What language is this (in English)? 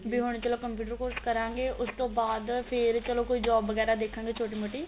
Punjabi